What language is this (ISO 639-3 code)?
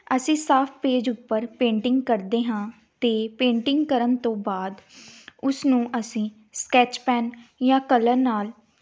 pan